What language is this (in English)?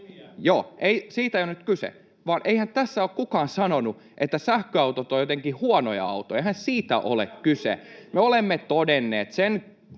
Finnish